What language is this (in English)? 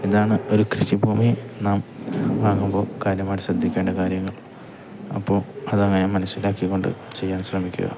Malayalam